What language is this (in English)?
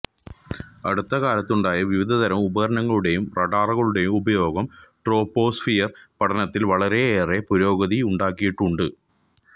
Malayalam